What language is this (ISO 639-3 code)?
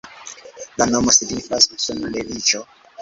epo